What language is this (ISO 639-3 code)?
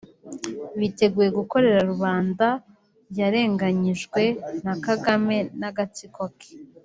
kin